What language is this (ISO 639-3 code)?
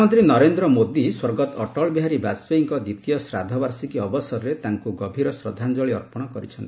ori